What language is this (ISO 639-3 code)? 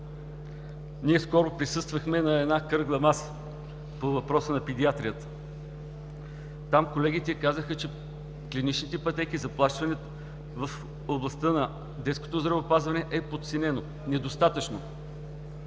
bul